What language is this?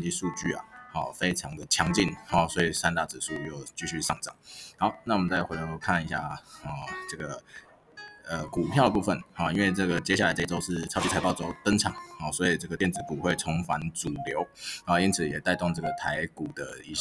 Chinese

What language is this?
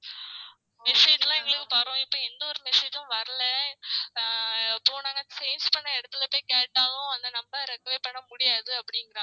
Tamil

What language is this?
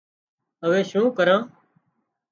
Wadiyara Koli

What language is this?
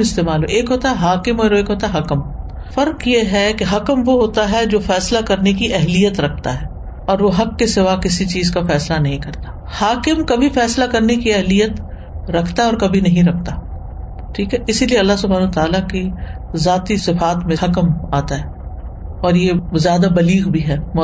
Urdu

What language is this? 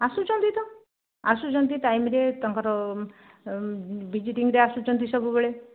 Odia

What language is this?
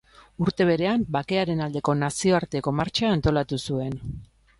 Basque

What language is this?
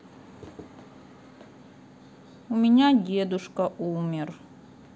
Russian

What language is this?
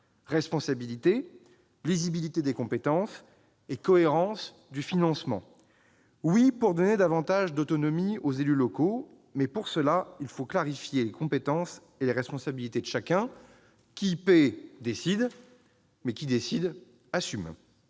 French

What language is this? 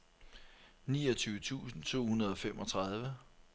Danish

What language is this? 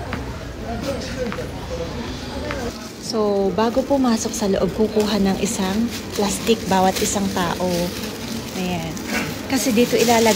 Filipino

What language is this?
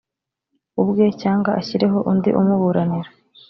Kinyarwanda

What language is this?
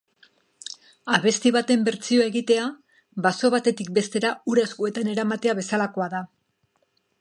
Basque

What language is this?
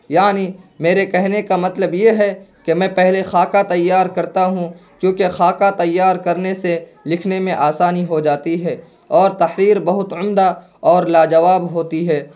Urdu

